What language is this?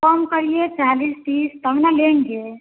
Hindi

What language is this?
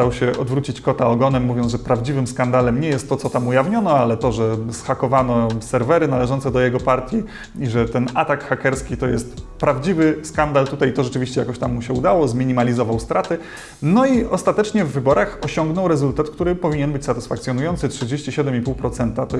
Polish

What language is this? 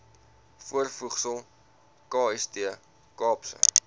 Afrikaans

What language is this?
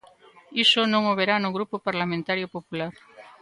Galician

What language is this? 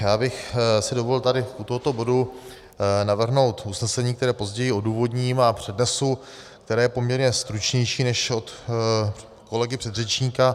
Czech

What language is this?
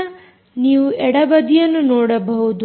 Kannada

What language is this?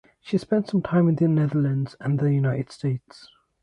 English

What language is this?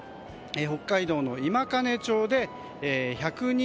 Japanese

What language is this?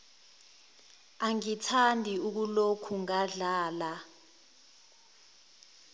Zulu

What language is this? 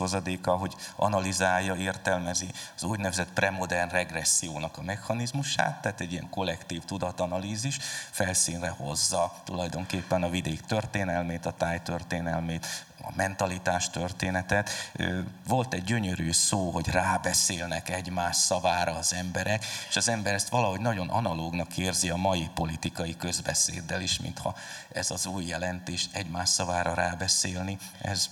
Hungarian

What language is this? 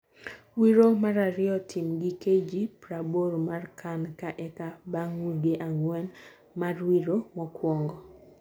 Luo (Kenya and Tanzania)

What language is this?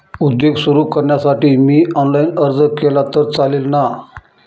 Marathi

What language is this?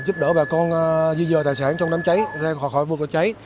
Vietnamese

